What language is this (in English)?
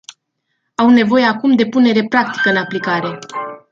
Romanian